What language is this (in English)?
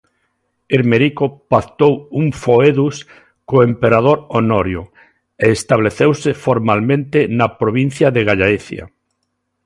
Galician